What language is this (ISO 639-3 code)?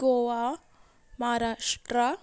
kok